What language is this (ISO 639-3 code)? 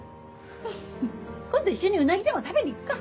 jpn